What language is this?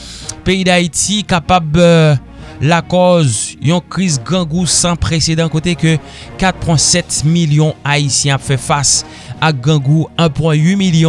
French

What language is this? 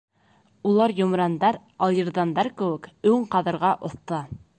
Bashkir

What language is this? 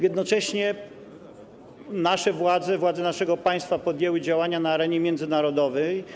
Polish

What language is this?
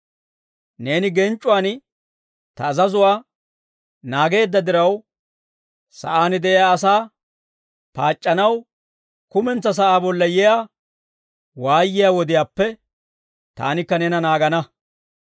Dawro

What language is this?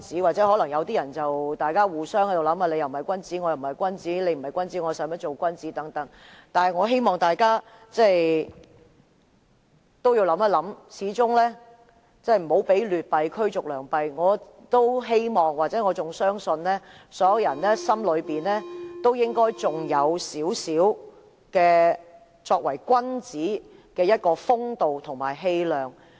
Cantonese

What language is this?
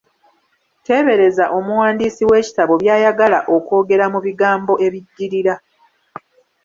Ganda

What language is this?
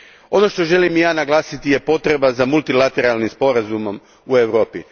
Croatian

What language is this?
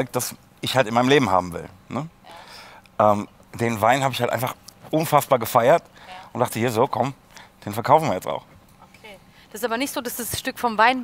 German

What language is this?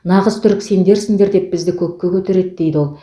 Kazakh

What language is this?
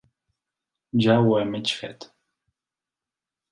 Catalan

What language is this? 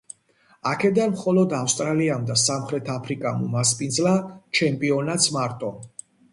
Georgian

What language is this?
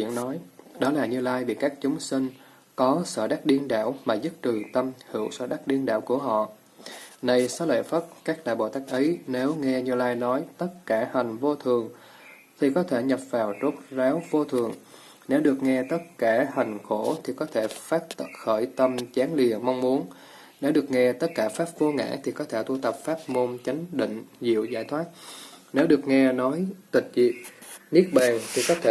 Vietnamese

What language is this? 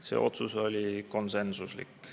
Estonian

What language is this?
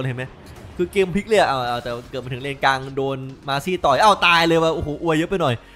Thai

